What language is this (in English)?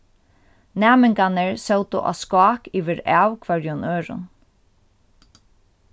Faroese